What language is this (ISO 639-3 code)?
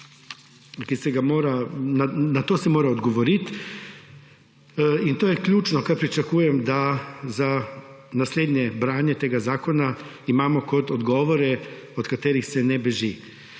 slv